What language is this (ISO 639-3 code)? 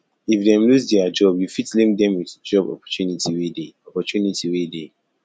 pcm